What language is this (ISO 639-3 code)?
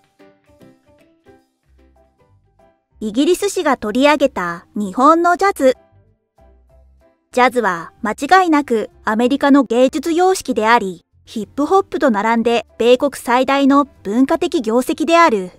jpn